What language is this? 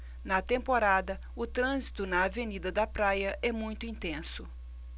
Portuguese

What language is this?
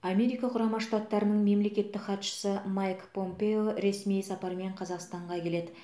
Kazakh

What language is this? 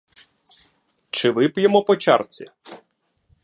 Ukrainian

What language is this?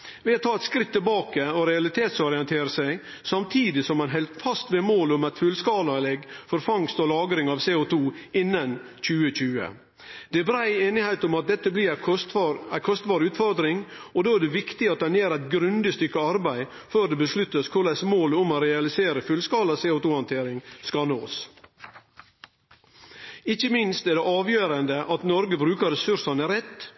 Norwegian Nynorsk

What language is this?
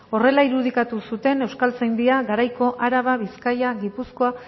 Basque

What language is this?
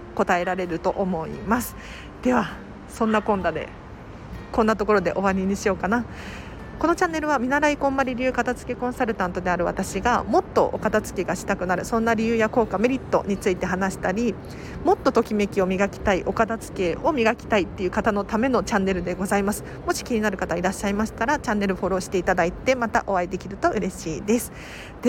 Japanese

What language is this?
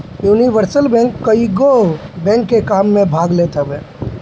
Bhojpuri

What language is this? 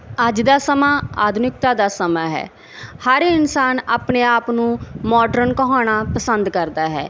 Punjabi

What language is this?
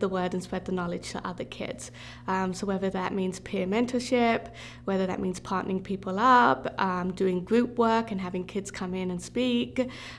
English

